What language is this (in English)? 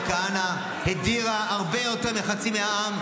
Hebrew